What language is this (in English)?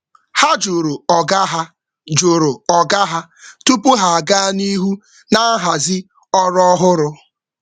Igbo